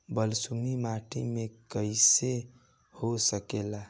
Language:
Bhojpuri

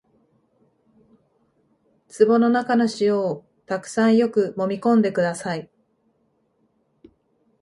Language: Japanese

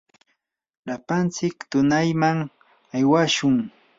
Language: Yanahuanca Pasco Quechua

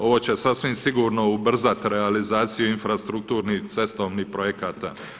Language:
Croatian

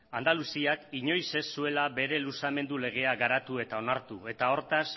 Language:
Basque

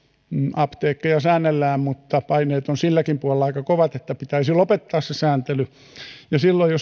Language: Finnish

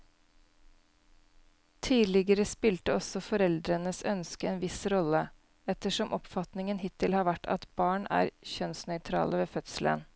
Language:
Norwegian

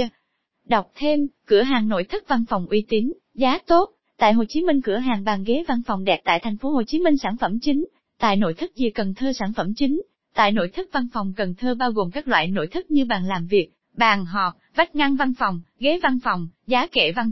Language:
Vietnamese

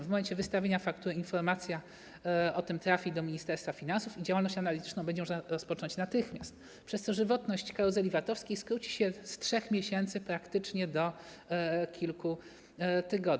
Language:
Polish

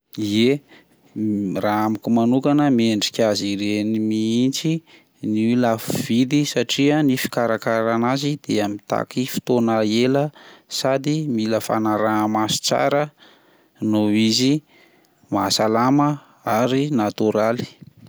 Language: Malagasy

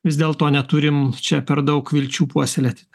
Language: Lithuanian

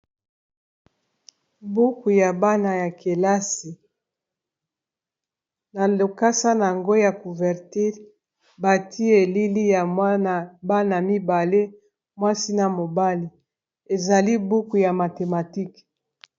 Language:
Lingala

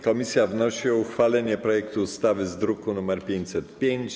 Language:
Polish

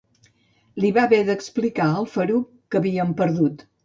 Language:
Catalan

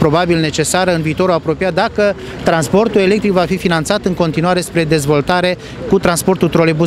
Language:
Romanian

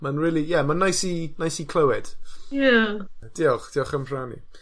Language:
Welsh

